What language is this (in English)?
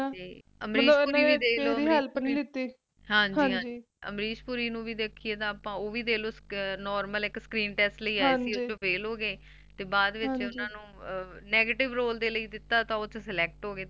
Punjabi